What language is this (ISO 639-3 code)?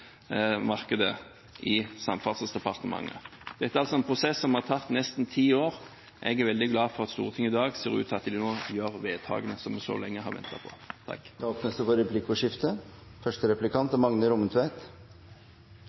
nor